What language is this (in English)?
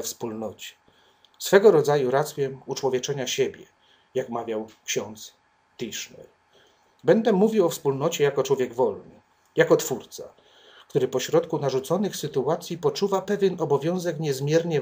Polish